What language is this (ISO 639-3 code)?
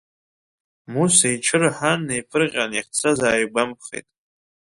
abk